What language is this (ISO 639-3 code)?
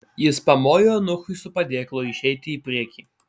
lit